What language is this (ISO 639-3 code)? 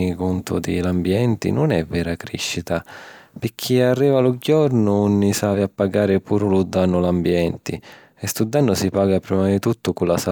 scn